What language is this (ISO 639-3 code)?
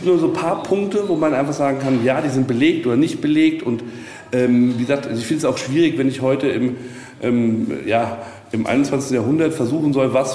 deu